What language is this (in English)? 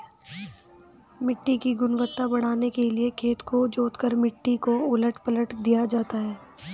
Hindi